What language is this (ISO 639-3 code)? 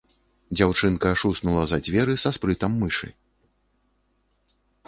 bel